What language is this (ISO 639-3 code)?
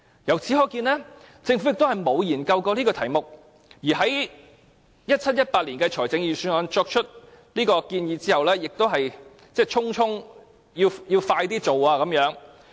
yue